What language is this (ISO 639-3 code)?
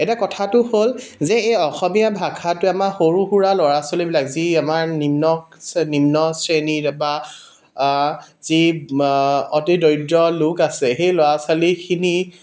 asm